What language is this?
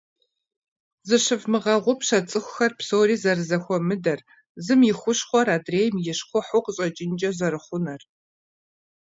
Kabardian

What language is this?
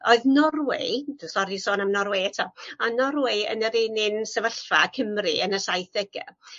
Welsh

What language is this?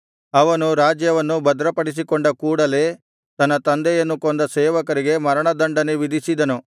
Kannada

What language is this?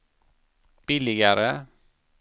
Swedish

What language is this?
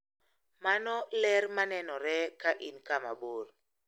Luo (Kenya and Tanzania)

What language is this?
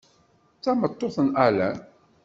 Kabyle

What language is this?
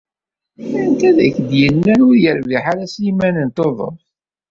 Kabyle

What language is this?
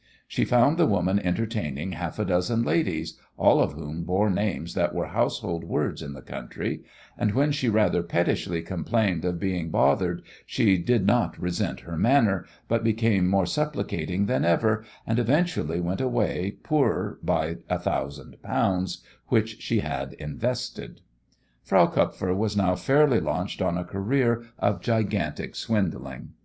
English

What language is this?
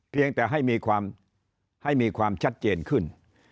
Thai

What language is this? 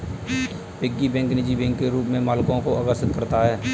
Hindi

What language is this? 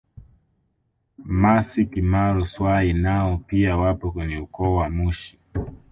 Swahili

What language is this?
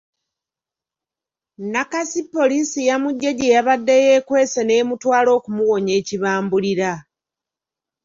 Ganda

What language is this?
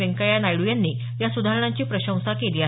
Marathi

